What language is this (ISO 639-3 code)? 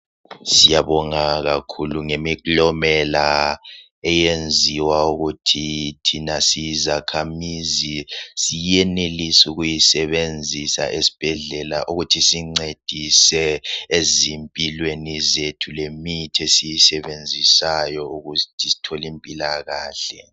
nde